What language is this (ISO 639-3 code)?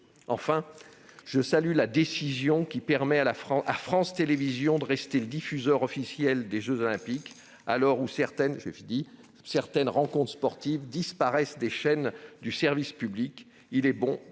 fra